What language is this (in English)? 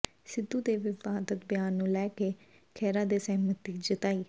Punjabi